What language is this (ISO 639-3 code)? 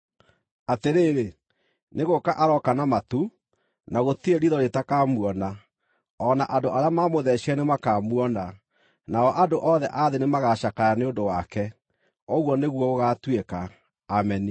kik